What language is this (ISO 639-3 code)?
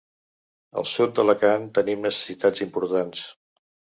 cat